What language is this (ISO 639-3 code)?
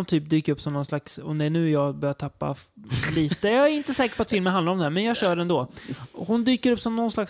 swe